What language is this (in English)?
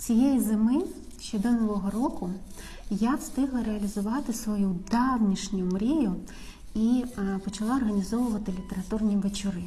Ukrainian